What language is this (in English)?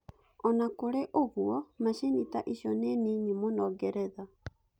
Kikuyu